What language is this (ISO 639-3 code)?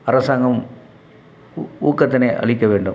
tam